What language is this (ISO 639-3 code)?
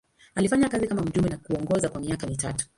swa